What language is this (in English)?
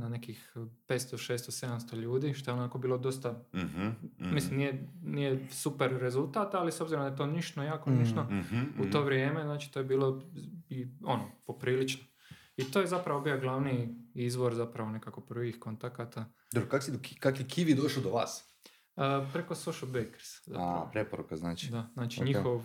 Croatian